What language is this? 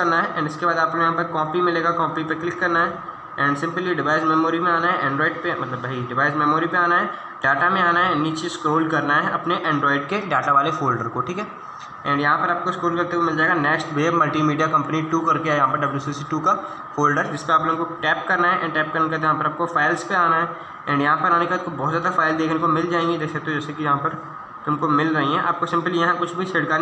Hindi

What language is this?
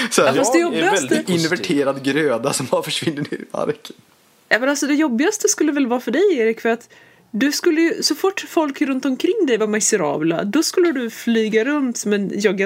Swedish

